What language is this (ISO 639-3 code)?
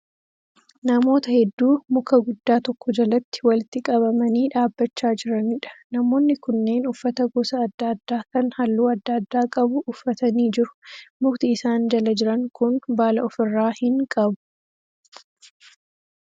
orm